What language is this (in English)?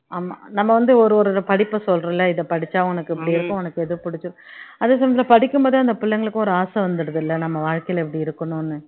Tamil